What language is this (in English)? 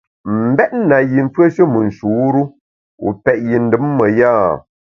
Bamun